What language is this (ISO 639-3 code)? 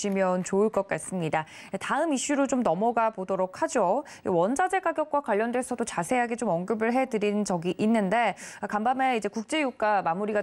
kor